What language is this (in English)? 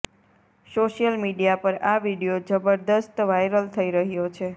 Gujarati